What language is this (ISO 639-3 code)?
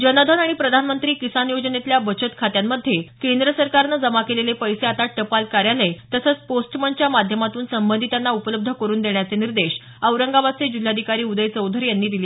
mar